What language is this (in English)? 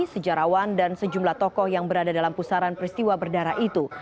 Indonesian